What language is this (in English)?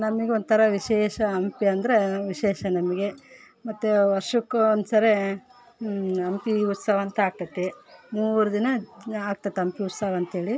Kannada